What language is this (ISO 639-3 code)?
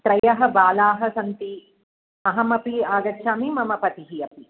san